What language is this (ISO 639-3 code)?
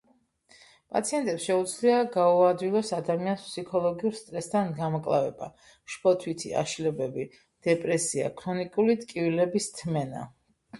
kat